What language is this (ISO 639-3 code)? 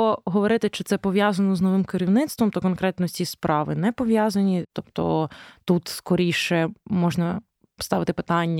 ukr